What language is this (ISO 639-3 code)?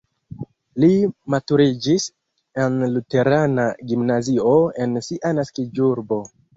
epo